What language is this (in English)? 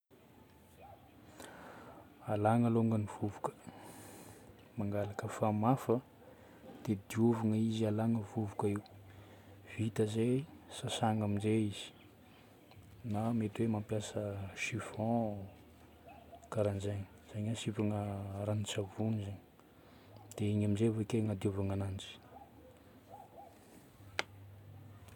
Northern Betsimisaraka Malagasy